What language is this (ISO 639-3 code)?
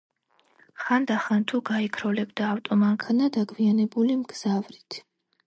kat